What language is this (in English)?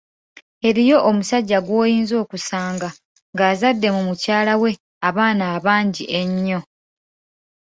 Ganda